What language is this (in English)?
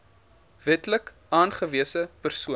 Afrikaans